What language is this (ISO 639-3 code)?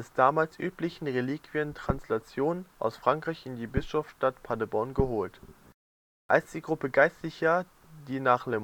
deu